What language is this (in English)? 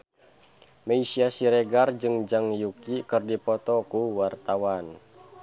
Sundanese